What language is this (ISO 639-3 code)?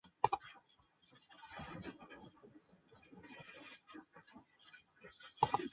zho